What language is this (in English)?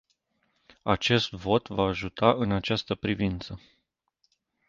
Romanian